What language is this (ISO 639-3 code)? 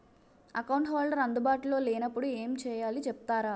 tel